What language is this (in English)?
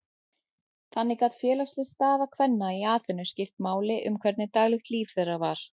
Icelandic